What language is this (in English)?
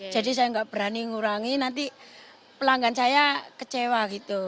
Indonesian